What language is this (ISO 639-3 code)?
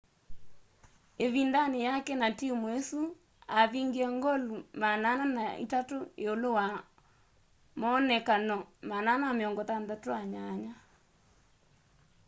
kam